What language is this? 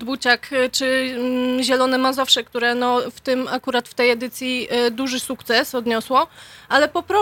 Polish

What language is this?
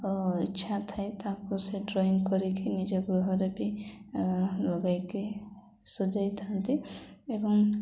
Odia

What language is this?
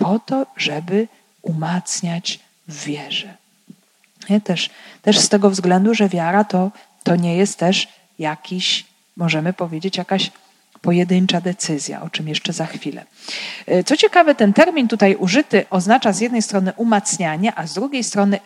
Polish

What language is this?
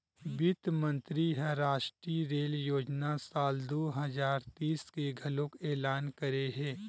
Chhattisgarhi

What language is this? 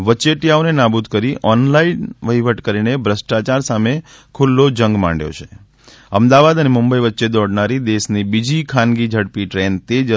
Gujarati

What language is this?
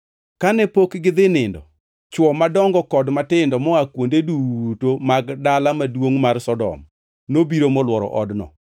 Luo (Kenya and Tanzania)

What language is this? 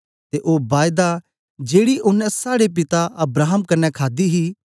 Dogri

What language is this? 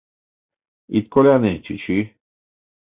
Mari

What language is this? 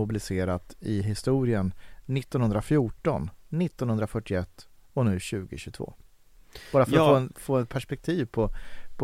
Swedish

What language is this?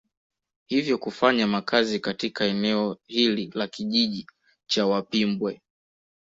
Swahili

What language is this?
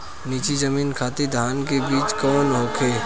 Bhojpuri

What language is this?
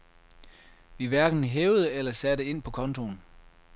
Danish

